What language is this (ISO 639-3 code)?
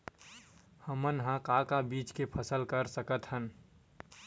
hne